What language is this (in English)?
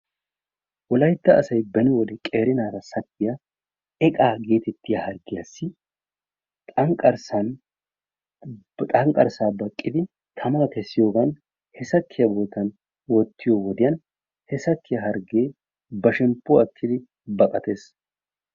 Wolaytta